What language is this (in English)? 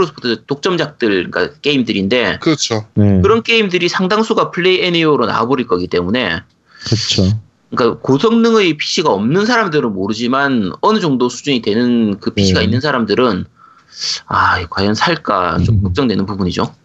Korean